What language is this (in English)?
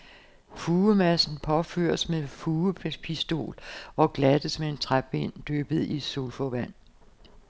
Danish